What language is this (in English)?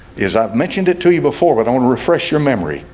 English